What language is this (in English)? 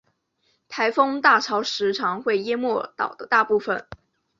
Chinese